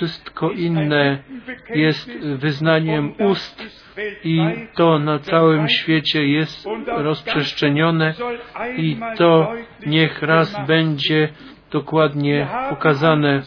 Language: Polish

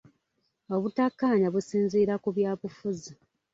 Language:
Ganda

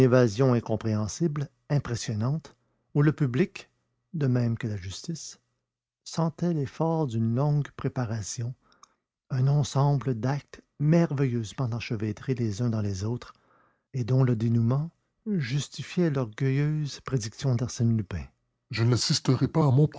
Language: French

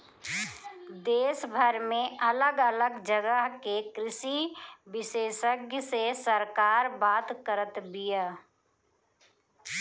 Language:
Bhojpuri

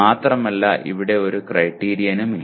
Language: Malayalam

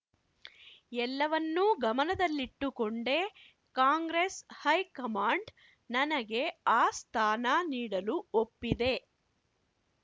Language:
Kannada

